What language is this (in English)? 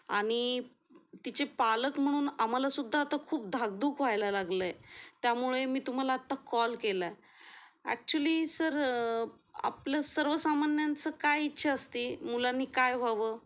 Marathi